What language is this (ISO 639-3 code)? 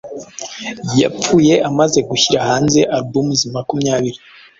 kin